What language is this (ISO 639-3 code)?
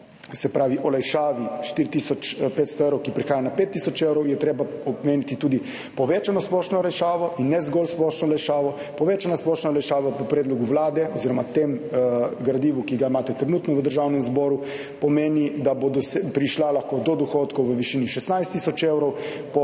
slv